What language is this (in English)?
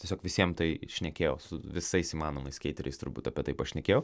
Lithuanian